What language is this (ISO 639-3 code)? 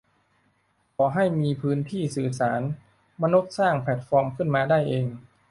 tha